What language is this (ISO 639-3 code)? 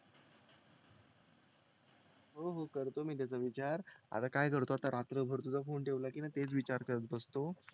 mar